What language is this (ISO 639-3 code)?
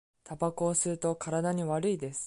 jpn